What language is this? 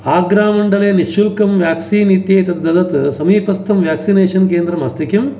Sanskrit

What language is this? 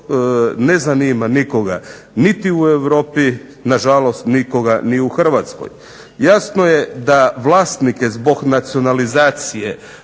Croatian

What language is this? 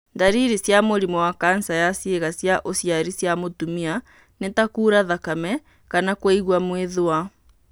Kikuyu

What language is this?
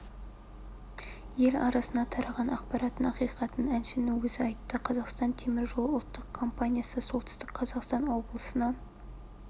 Kazakh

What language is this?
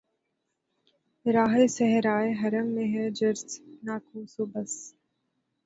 Urdu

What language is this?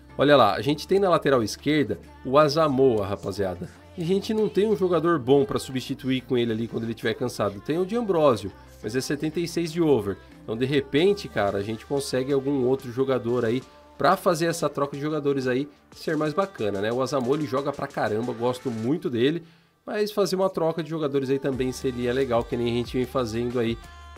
Portuguese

